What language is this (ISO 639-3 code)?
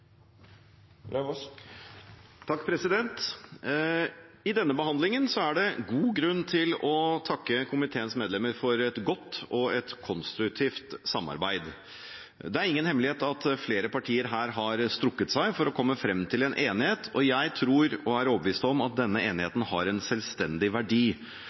nor